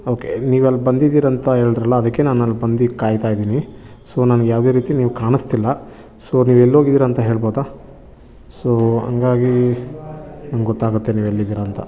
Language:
Kannada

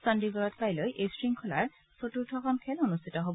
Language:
Assamese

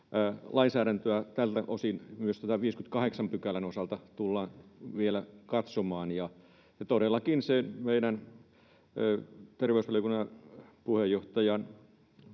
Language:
Finnish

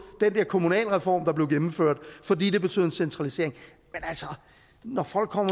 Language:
Danish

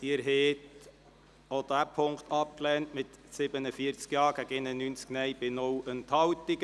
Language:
Swiss German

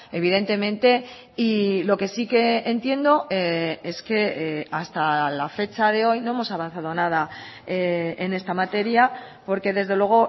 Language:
Spanish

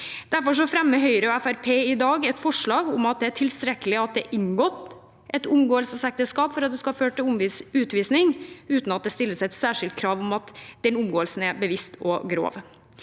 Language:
Norwegian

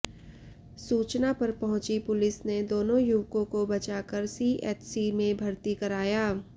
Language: Hindi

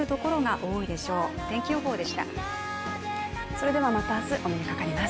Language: Japanese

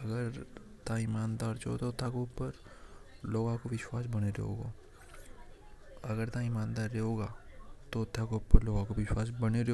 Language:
Hadothi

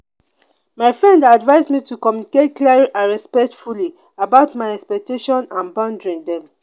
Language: Nigerian Pidgin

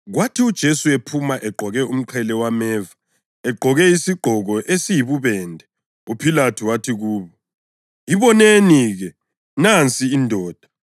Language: North Ndebele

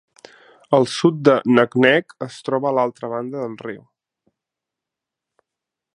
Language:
Catalan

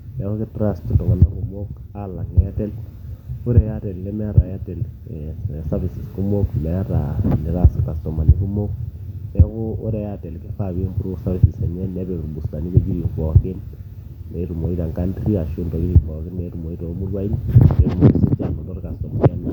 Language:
Masai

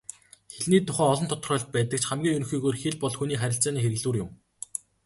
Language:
Mongolian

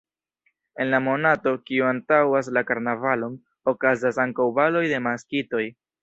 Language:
Esperanto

